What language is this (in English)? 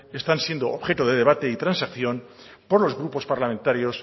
Spanish